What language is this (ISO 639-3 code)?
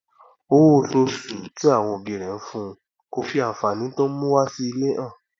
yor